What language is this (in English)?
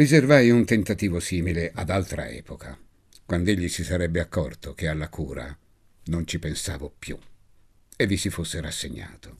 Italian